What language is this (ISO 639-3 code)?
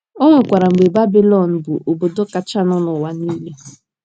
ibo